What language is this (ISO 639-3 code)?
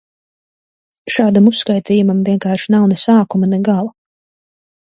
lav